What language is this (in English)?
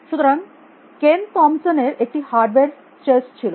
Bangla